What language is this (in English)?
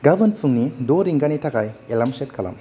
Bodo